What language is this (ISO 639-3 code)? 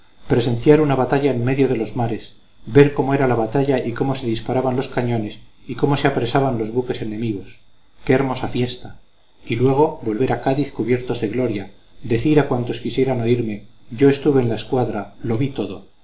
spa